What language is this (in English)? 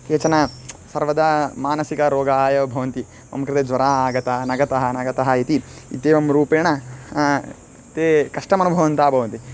Sanskrit